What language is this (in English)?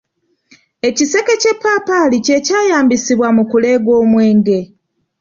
Ganda